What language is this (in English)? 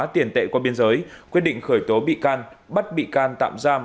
Vietnamese